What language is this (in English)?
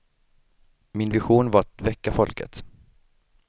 Swedish